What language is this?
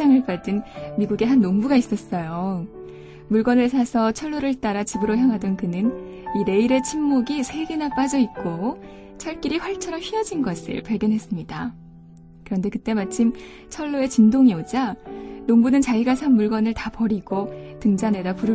Korean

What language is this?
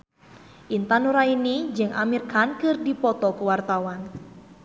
Sundanese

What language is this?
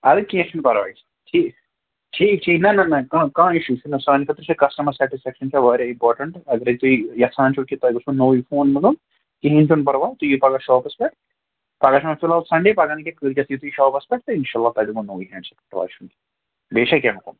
Kashmiri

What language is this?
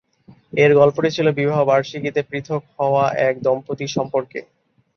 Bangla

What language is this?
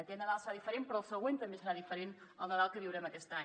Catalan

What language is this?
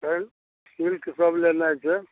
Maithili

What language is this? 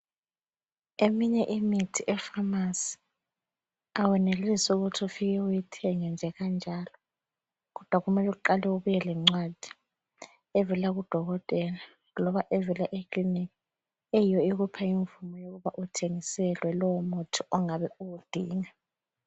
North Ndebele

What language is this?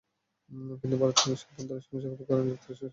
Bangla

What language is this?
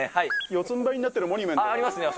Japanese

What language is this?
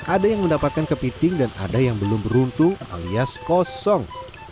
Indonesian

